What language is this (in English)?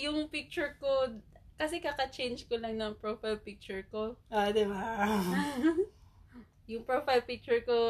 Filipino